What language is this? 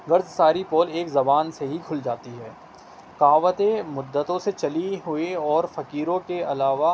Urdu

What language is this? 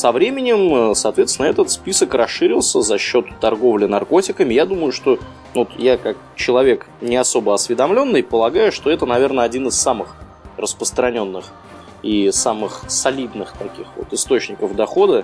Russian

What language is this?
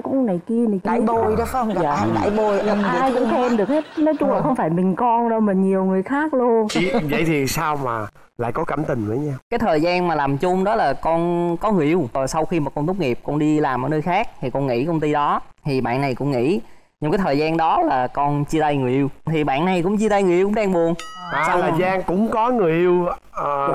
Vietnamese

